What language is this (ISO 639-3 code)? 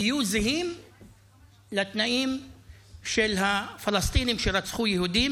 heb